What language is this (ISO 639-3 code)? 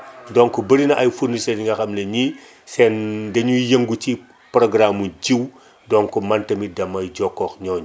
wol